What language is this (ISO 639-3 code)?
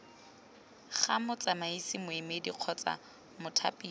tsn